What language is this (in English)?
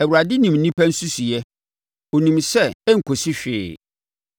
Akan